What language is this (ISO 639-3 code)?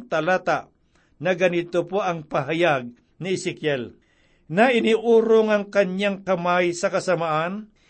fil